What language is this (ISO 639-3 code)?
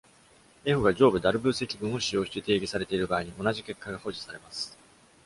jpn